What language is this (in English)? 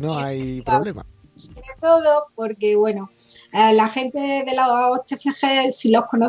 Spanish